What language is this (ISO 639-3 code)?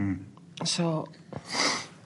cym